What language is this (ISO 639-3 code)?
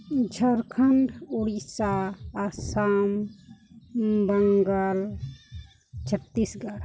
sat